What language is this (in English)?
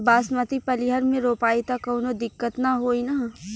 Bhojpuri